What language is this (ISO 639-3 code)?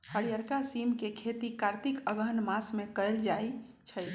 mag